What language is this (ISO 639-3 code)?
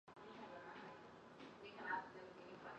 zho